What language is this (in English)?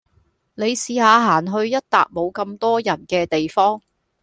Cantonese